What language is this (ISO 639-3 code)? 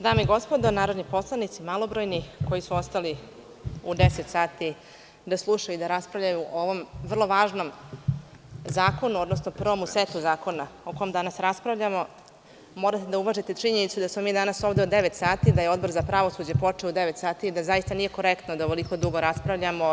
srp